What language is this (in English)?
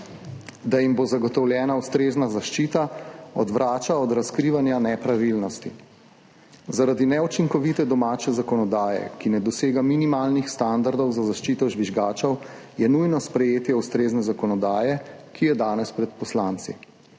Slovenian